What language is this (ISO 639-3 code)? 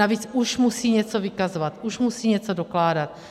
ces